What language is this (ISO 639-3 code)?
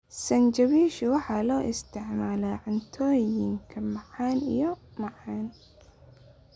som